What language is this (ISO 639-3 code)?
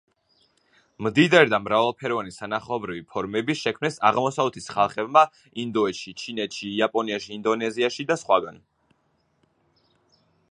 kat